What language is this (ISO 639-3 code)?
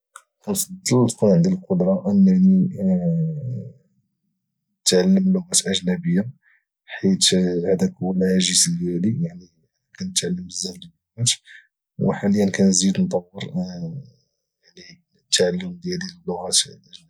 ary